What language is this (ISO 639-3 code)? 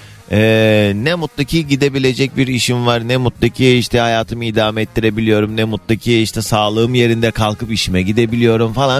tur